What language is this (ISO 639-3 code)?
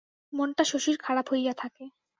ben